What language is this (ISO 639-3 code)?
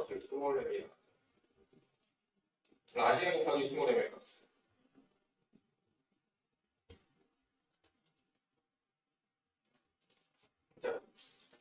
kor